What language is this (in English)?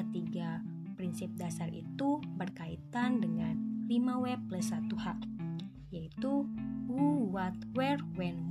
Indonesian